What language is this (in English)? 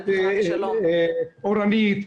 Hebrew